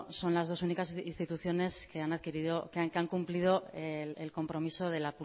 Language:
Spanish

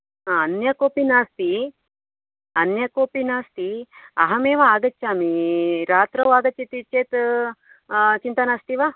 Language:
Sanskrit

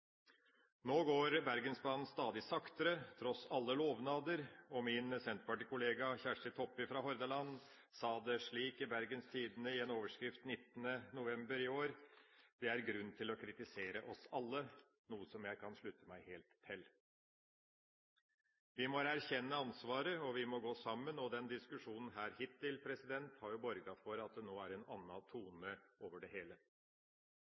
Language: Norwegian Bokmål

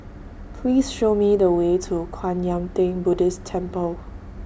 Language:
English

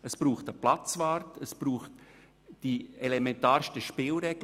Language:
Swiss German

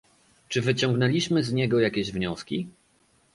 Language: Polish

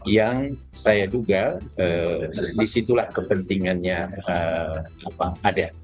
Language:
Indonesian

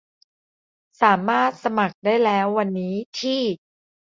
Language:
Thai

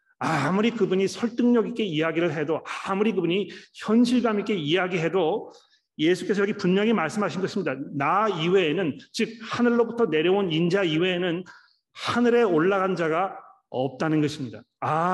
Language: Korean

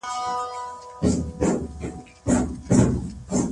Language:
Pashto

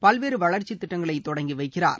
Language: Tamil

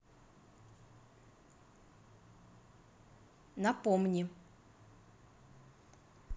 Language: Russian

